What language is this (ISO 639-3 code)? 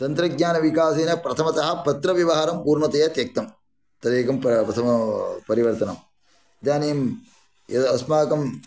san